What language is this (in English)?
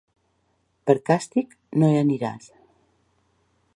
Catalan